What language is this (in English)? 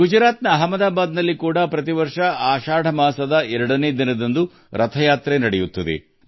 Kannada